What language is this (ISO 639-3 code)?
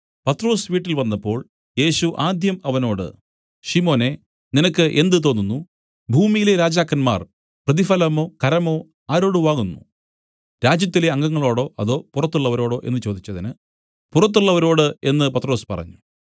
mal